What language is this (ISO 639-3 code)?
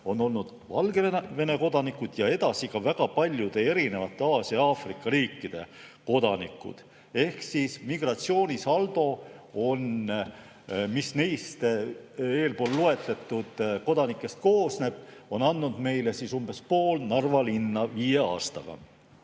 est